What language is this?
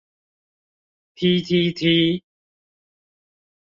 Chinese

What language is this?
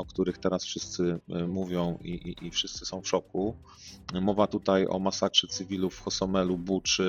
Polish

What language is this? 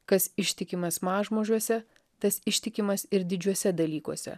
Lithuanian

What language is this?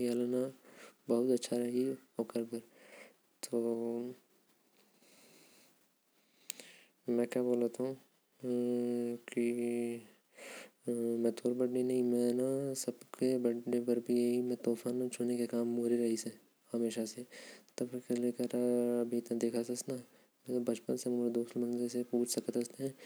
Korwa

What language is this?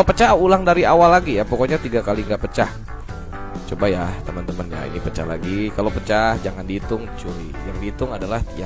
Indonesian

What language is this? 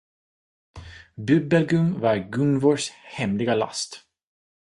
Swedish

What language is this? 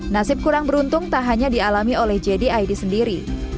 Indonesian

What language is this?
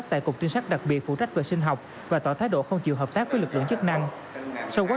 Vietnamese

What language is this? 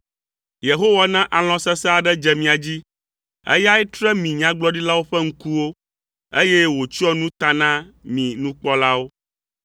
Ewe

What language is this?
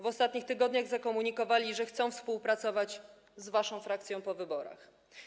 Polish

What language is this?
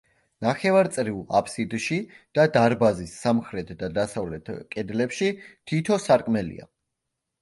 Georgian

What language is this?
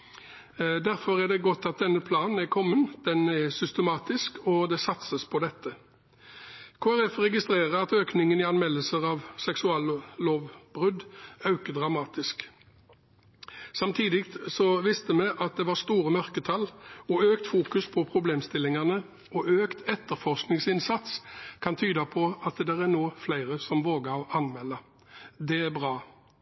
Norwegian Bokmål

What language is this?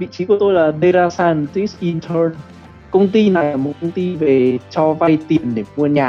Vietnamese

